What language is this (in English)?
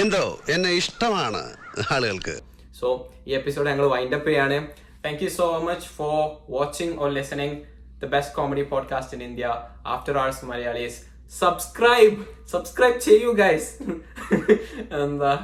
Malayalam